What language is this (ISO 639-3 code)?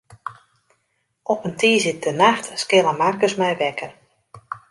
fry